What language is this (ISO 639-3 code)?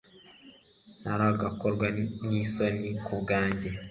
kin